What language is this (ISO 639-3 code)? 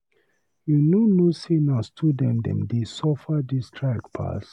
pcm